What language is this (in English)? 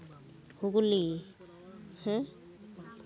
Santali